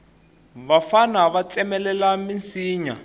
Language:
Tsonga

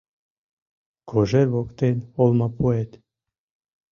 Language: Mari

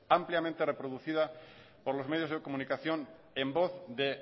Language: Spanish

